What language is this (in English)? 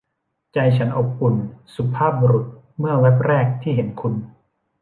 Thai